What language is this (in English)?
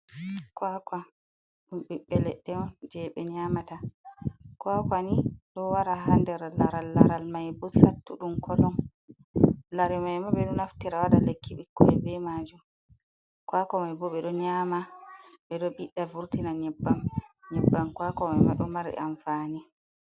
Fula